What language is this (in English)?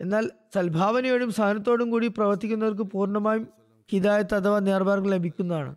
Malayalam